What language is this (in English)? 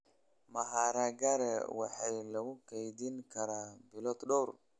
Somali